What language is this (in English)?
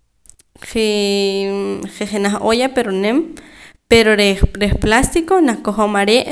Poqomam